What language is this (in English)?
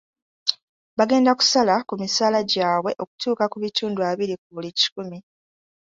Ganda